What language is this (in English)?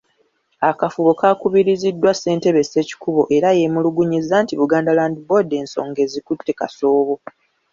Ganda